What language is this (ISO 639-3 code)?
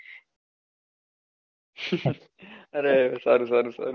guj